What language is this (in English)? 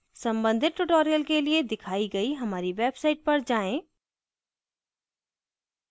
Hindi